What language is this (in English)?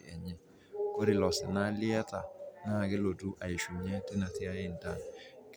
Masai